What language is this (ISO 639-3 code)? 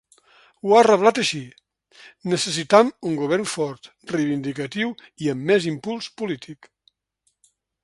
cat